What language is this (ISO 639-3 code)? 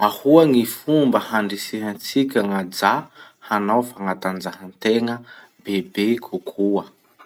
msh